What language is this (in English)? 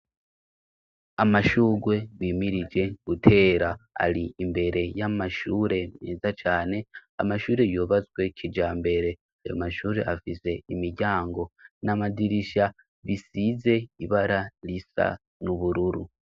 Rundi